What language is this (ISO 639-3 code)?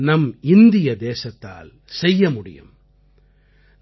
tam